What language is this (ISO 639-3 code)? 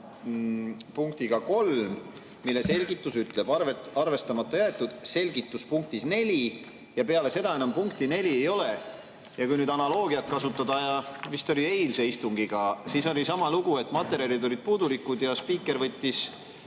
est